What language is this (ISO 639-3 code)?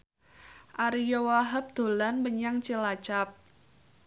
jav